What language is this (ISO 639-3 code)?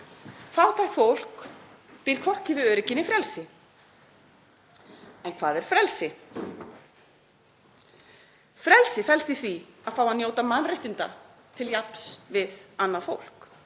isl